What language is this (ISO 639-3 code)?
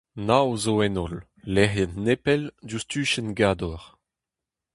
bre